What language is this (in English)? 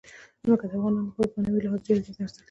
Pashto